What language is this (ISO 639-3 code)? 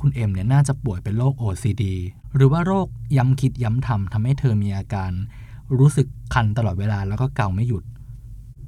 tha